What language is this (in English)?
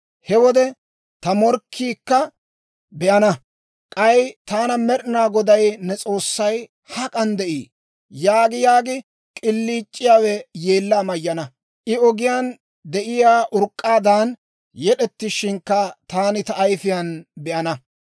Dawro